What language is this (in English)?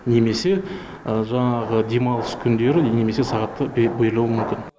Kazakh